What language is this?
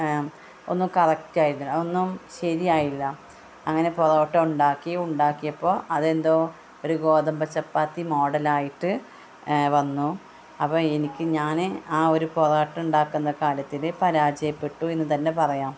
Malayalam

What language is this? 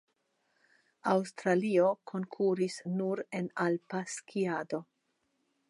Esperanto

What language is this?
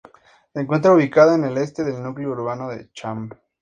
Spanish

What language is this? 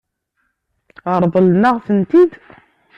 Kabyle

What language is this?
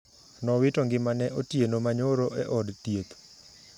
Luo (Kenya and Tanzania)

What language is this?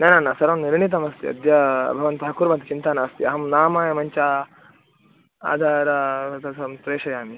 Sanskrit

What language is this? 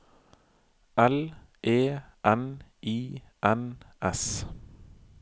Norwegian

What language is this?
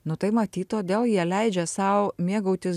Lithuanian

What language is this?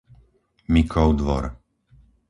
Slovak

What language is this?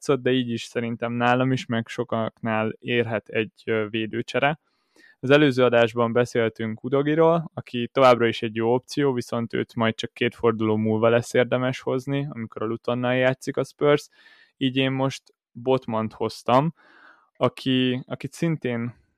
Hungarian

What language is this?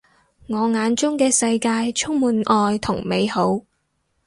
Cantonese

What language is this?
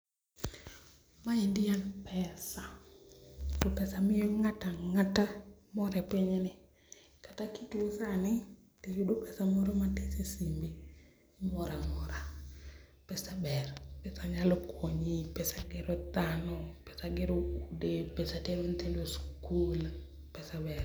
Luo (Kenya and Tanzania)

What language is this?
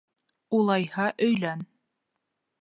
Bashkir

